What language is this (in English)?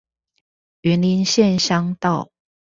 Chinese